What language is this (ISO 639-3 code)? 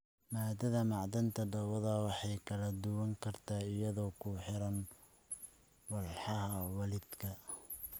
som